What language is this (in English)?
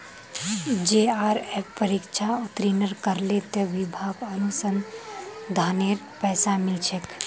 Magahi